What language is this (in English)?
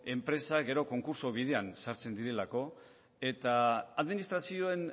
Basque